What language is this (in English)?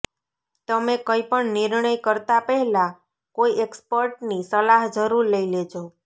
Gujarati